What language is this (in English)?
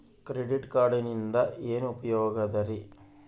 Kannada